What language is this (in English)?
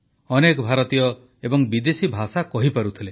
Odia